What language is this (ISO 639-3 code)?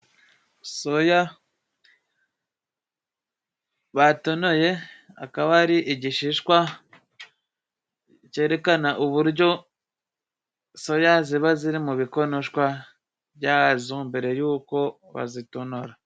kin